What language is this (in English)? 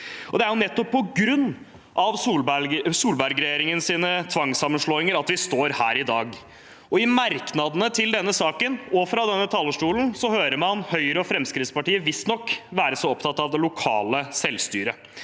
Norwegian